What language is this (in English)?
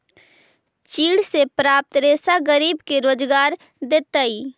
Magahi